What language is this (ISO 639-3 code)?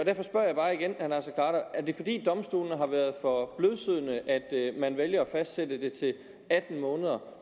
dan